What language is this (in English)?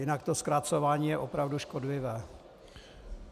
Czech